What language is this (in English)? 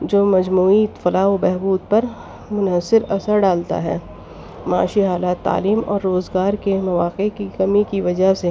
Urdu